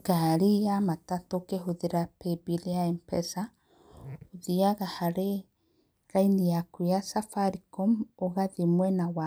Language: Kikuyu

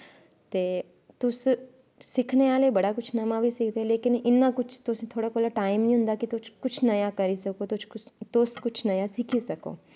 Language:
Dogri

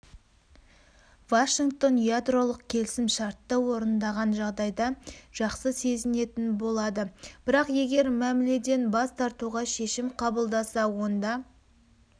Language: Kazakh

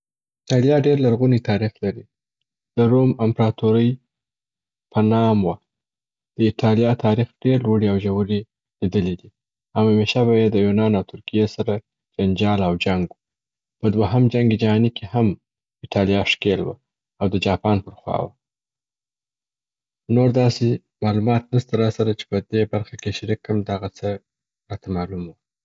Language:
Southern Pashto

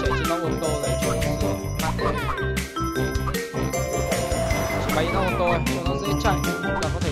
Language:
Vietnamese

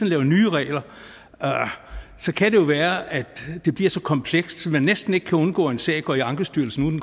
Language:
Danish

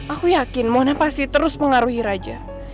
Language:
Indonesian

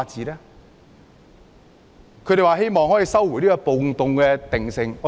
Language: Cantonese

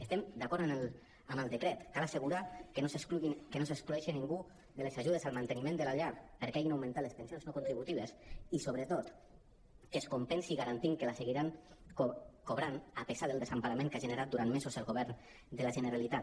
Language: Catalan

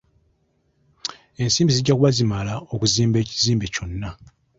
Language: Ganda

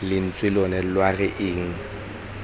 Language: Tswana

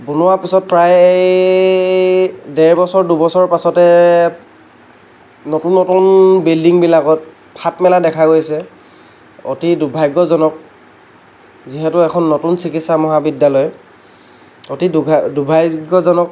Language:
Assamese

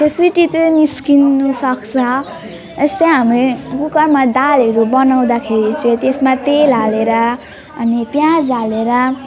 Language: Nepali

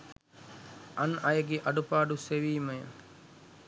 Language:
Sinhala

